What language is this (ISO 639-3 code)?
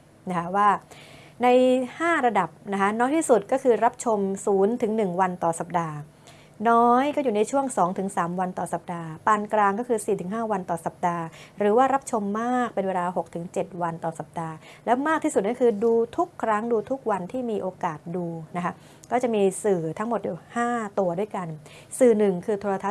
tha